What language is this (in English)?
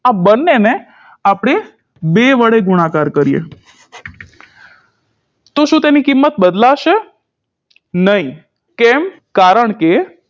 Gujarati